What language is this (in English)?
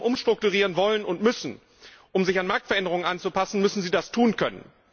German